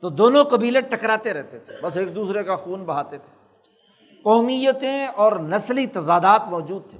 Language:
Urdu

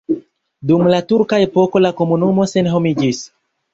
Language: Esperanto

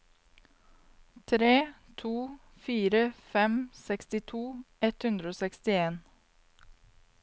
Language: Norwegian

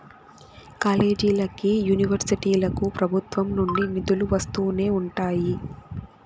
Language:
Telugu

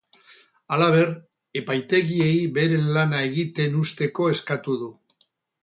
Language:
Basque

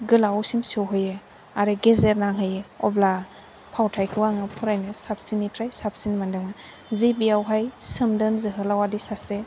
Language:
Bodo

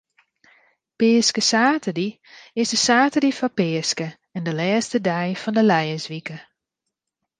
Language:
Western Frisian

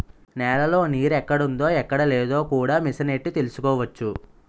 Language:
Telugu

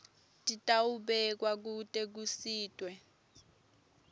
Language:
Swati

